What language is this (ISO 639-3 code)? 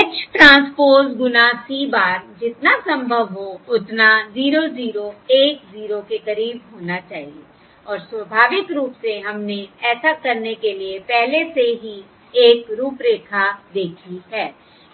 hin